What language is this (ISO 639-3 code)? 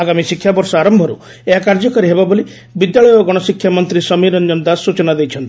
ori